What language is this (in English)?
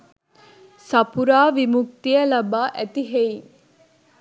Sinhala